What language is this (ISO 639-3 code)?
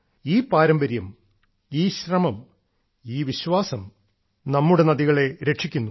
mal